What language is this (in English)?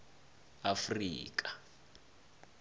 South Ndebele